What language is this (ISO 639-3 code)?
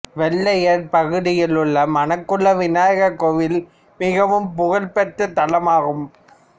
tam